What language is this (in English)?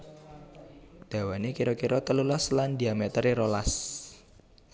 Javanese